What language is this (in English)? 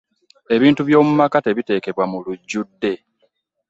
Ganda